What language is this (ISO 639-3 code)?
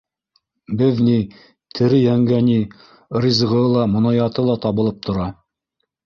bak